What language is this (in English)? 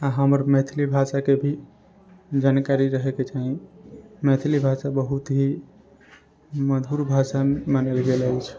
Maithili